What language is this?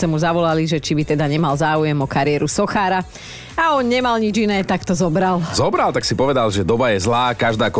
Slovak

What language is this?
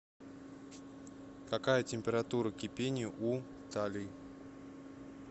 Russian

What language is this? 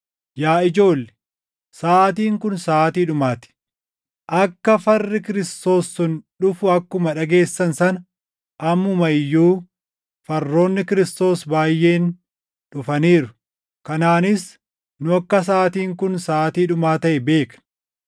Oromo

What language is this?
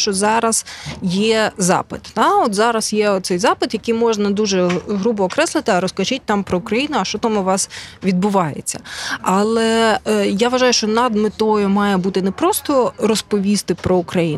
Ukrainian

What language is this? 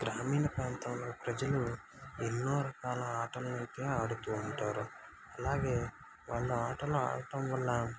Telugu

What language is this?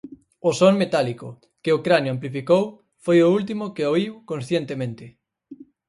Galician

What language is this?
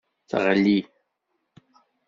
Kabyle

